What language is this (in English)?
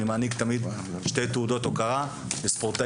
Hebrew